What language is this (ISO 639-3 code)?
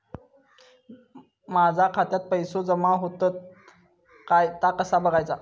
mar